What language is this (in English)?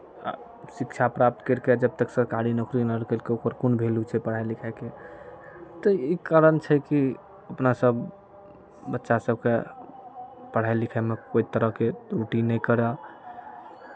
Maithili